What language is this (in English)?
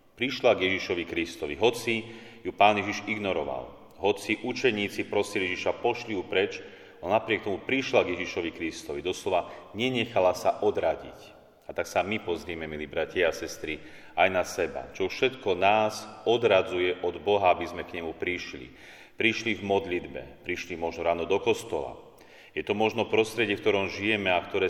Slovak